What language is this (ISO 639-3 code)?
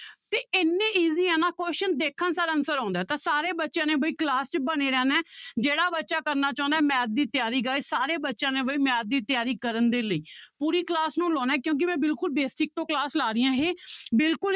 pan